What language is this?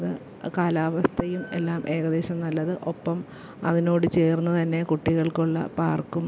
Malayalam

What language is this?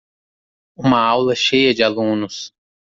Portuguese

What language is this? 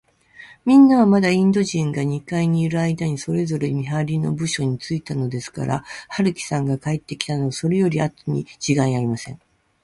Japanese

